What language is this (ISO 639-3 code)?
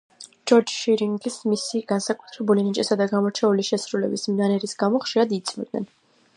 kat